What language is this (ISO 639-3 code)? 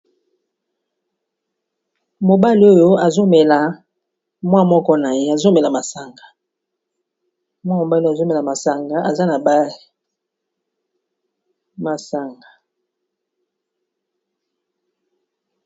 lin